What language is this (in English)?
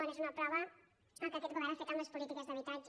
Catalan